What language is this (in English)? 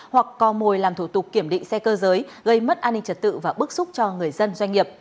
Vietnamese